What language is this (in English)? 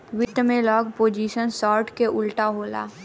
Bhojpuri